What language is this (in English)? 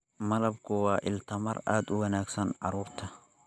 Somali